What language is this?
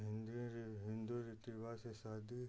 Hindi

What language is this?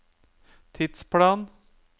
Norwegian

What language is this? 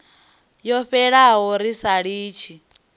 Venda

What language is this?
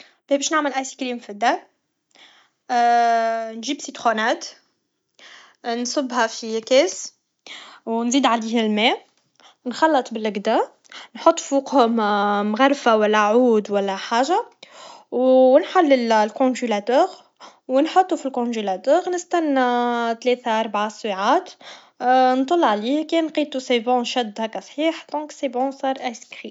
Tunisian Arabic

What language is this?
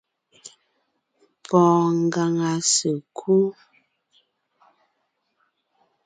Ngiemboon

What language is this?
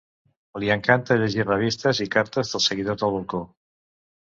Catalan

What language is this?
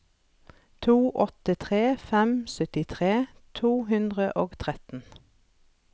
Norwegian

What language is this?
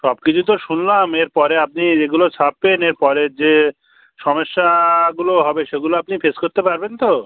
Bangla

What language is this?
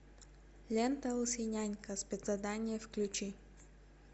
Russian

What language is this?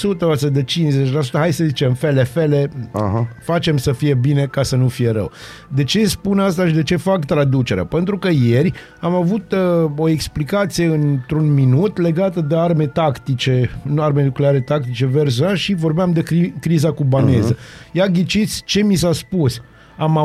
Romanian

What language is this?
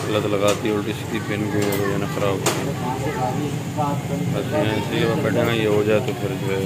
Hindi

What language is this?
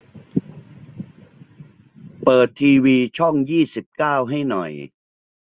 Thai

